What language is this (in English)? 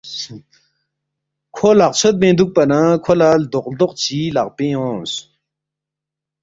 Balti